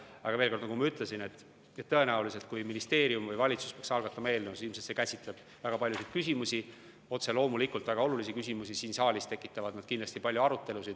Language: Estonian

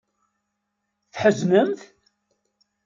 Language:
Kabyle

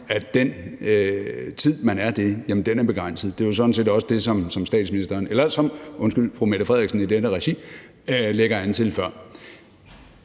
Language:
Danish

